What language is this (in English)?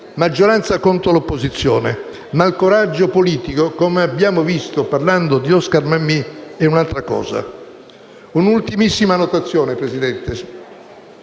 Italian